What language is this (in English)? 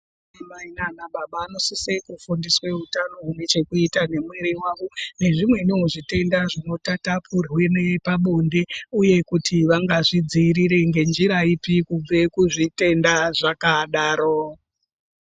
Ndau